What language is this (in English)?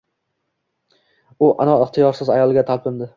Uzbek